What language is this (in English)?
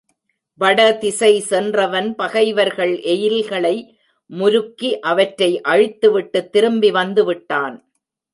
Tamil